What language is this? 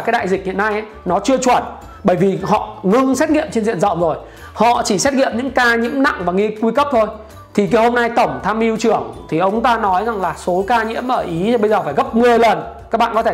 Vietnamese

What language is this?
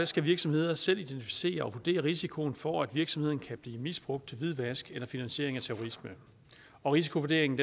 Danish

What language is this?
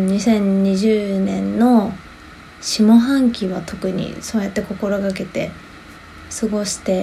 Japanese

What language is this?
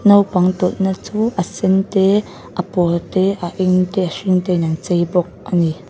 Mizo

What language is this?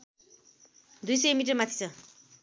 Nepali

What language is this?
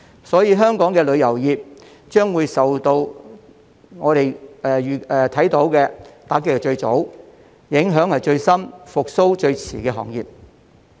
Cantonese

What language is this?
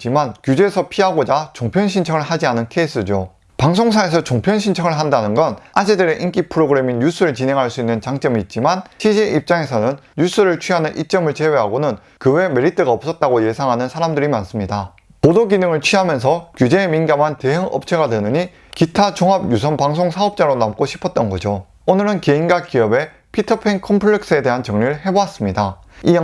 Korean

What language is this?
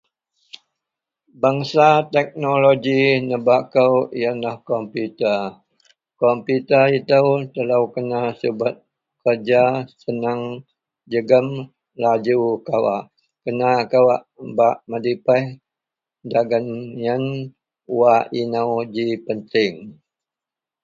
Central Melanau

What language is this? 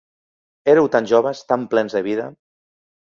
Catalan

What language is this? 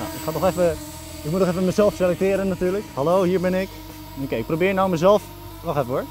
Dutch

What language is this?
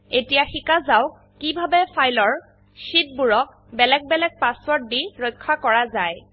Assamese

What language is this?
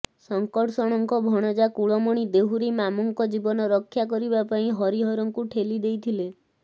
Odia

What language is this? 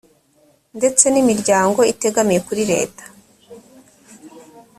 Kinyarwanda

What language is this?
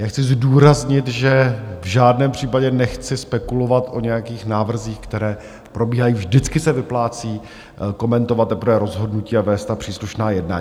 Czech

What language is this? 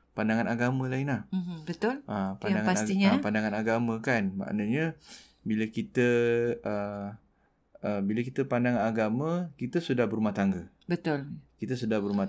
Malay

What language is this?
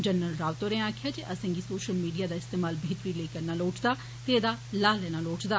Dogri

